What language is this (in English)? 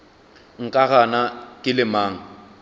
Northern Sotho